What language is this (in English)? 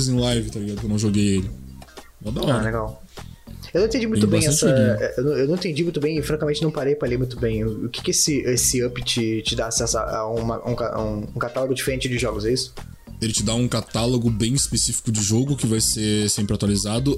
Portuguese